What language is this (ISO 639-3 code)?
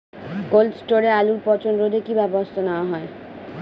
ben